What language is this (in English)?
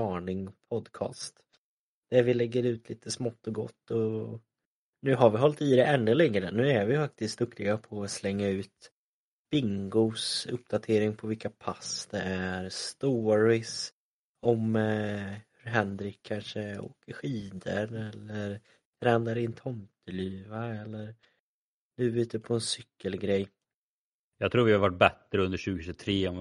Swedish